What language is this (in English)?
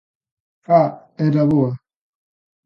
Galician